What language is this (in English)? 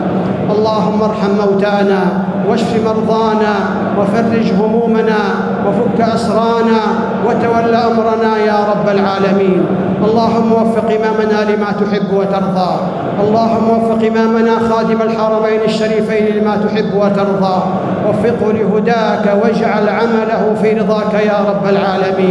Arabic